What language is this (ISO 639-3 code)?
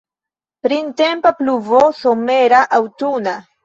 epo